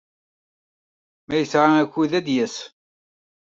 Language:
Kabyle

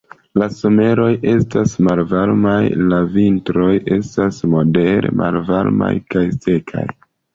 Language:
Esperanto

